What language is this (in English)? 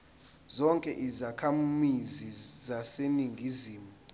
Zulu